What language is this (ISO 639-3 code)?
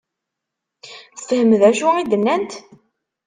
kab